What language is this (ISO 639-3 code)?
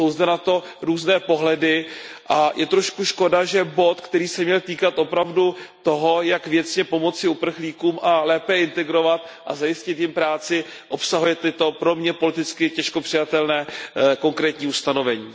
ces